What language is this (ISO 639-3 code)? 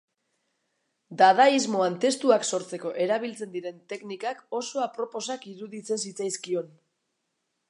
eus